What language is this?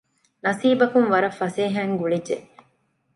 Divehi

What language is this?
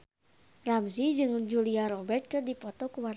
Sundanese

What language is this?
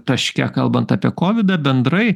Lithuanian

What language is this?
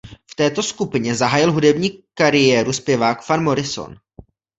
Czech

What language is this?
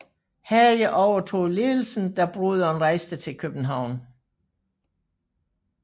Danish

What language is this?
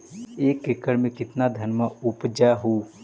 Magahi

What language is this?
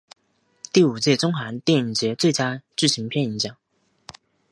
Chinese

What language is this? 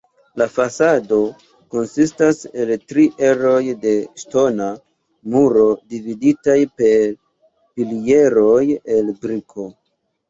Esperanto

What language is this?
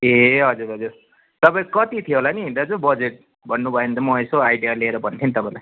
Nepali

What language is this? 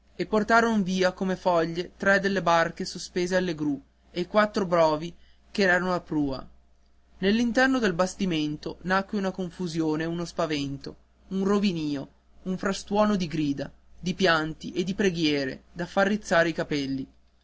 Italian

